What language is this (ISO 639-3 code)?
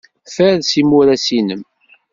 kab